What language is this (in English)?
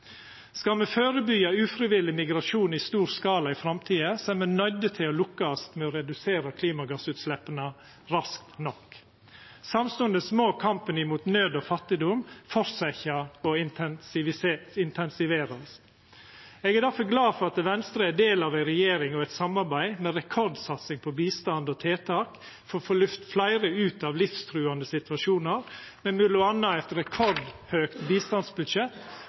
Norwegian Nynorsk